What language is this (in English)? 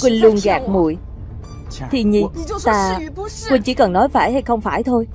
Vietnamese